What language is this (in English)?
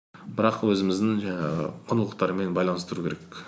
Kazakh